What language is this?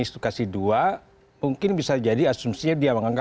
Indonesian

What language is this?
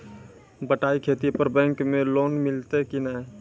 Maithili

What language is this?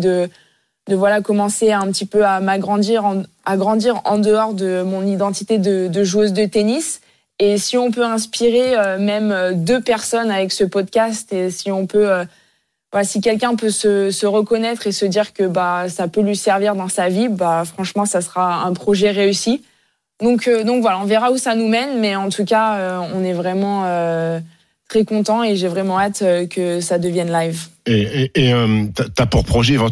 French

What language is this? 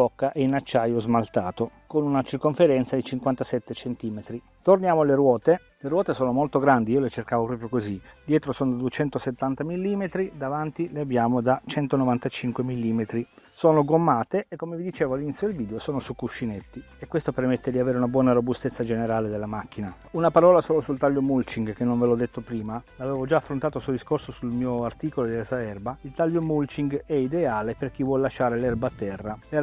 Italian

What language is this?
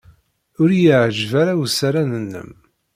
Kabyle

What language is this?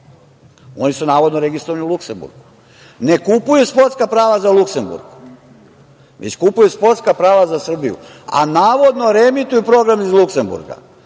Serbian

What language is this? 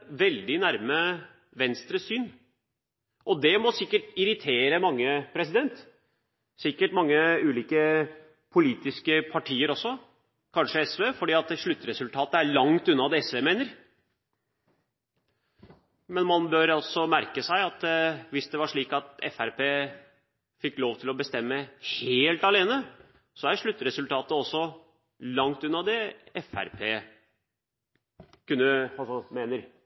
Norwegian Bokmål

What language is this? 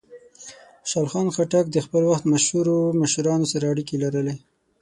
Pashto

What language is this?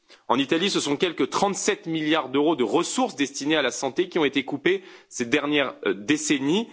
French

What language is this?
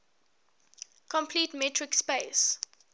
English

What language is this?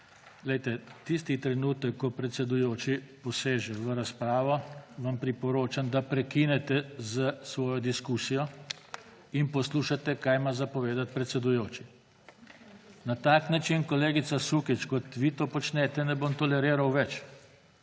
Slovenian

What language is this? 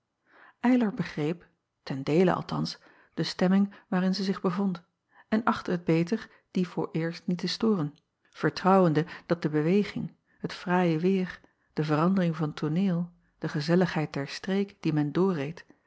Dutch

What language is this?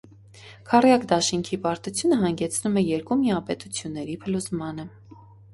Armenian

